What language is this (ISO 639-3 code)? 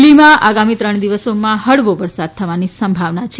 guj